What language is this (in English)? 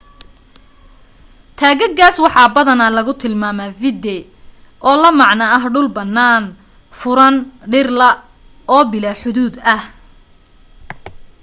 Somali